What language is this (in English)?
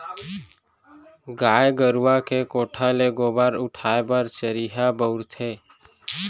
Chhattisgarhi